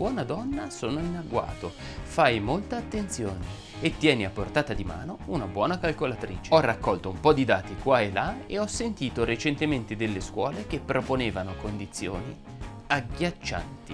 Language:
Italian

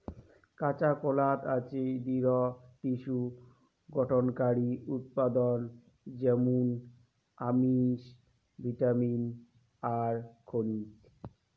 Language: Bangla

